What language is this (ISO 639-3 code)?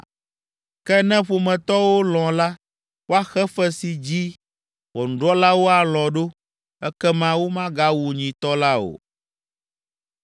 ewe